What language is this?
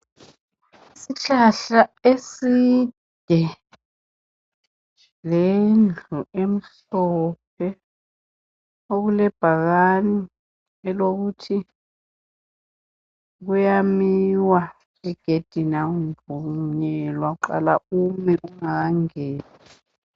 North Ndebele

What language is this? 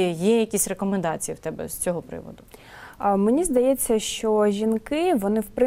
Ukrainian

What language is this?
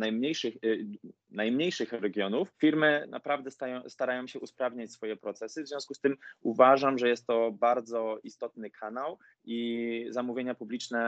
Polish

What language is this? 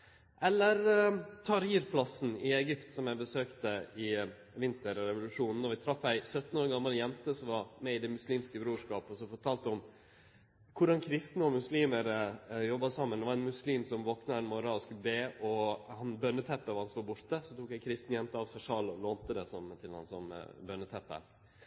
Norwegian Nynorsk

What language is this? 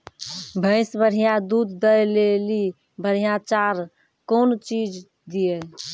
Maithili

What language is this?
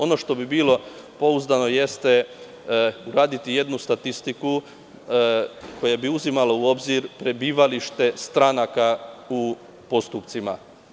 Serbian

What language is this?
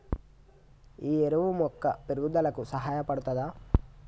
Telugu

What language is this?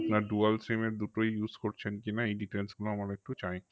Bangla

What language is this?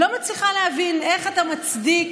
Hebrew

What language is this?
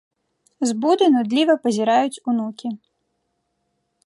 Belarusian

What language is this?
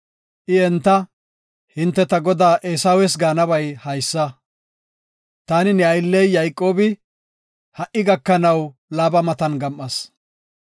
Gofa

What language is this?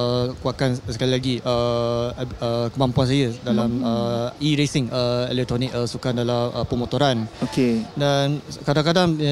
Malay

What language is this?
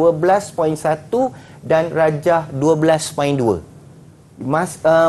Malay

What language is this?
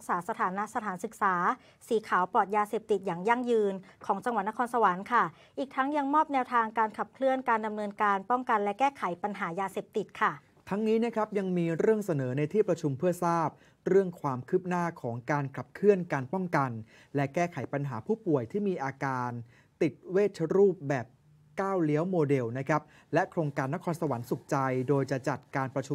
Thai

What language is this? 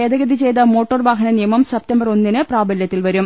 Malayalam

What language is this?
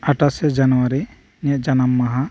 Santali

